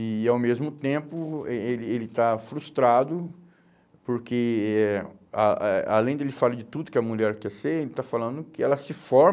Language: Portuguese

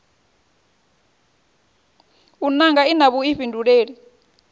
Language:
Venda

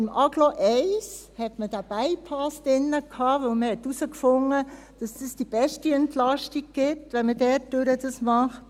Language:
Swiss German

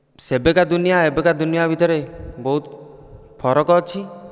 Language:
Odia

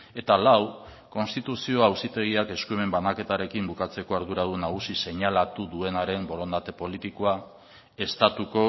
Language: Basque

